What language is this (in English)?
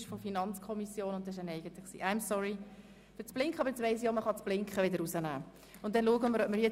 Swiss German